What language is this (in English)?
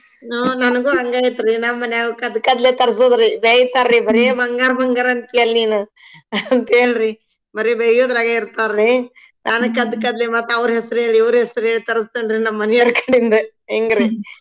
Kannada